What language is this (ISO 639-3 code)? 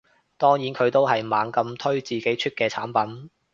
yue